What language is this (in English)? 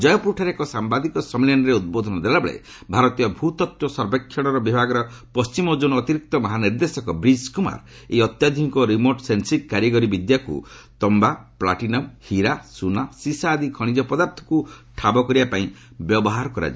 Odia